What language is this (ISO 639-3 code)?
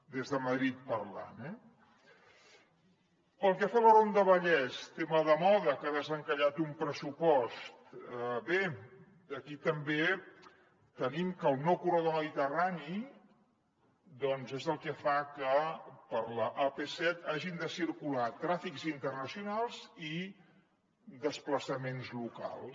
cat